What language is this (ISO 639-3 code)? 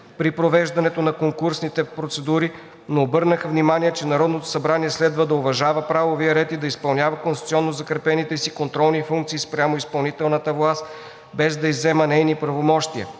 bul